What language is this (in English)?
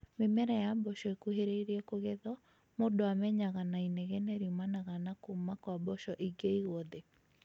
Kikuyu